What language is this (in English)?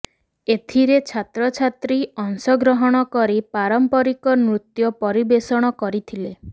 Odia